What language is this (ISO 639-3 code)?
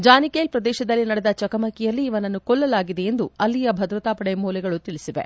kan